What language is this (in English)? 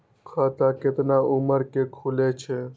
Maithili